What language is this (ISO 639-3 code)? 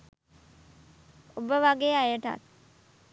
sin